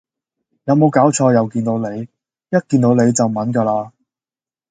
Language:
Cantonese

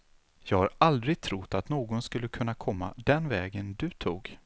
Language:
Swedish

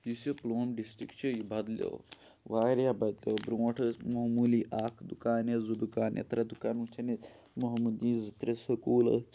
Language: Kashmiri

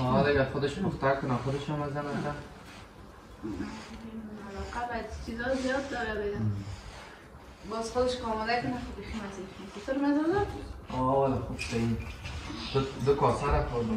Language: Persian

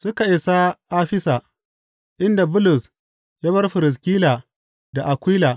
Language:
Hausa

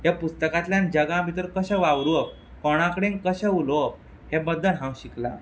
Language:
Konkani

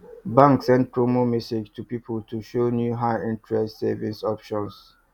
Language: Nigerian Pidgin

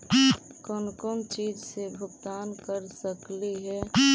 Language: Magahi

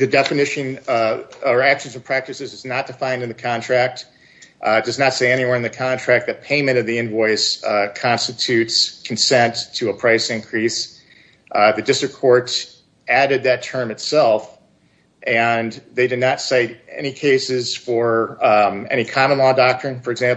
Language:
English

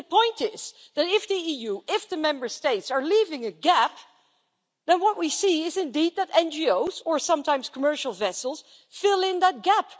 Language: English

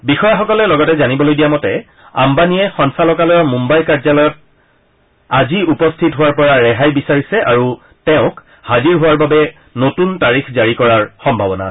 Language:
Assamese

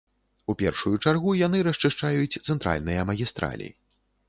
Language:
Belarusian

